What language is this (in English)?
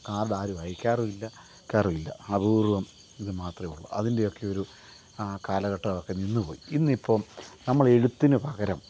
Malayalam